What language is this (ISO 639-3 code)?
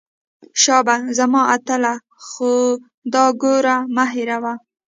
pus